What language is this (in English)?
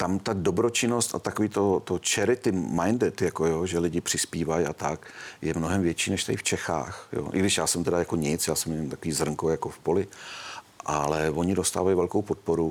Czech